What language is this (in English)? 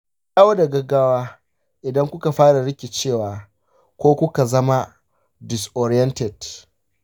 Hausa